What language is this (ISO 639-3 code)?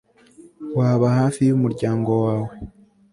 kin